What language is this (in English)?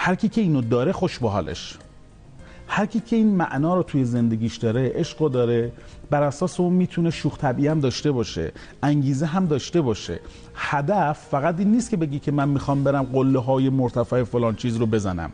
Persian